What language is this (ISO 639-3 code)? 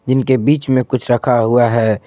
hin